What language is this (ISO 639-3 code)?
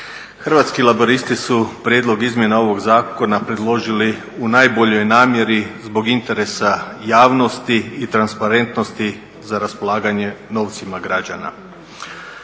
hrv